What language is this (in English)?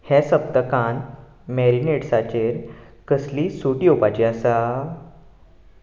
Konkani